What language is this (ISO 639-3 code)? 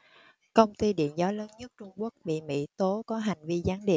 vie